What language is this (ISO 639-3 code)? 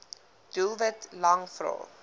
afr